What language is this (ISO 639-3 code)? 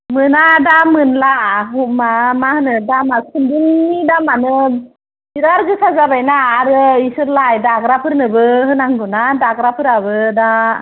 brx